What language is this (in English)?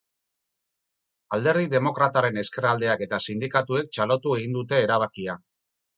Basque